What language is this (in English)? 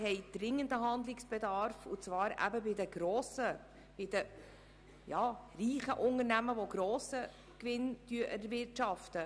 Swiss German